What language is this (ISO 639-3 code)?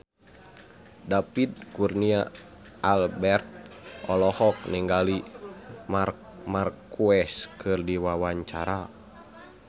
sun